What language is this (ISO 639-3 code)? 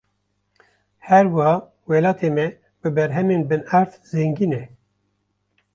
kur